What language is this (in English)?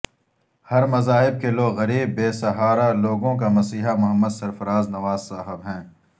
Urdu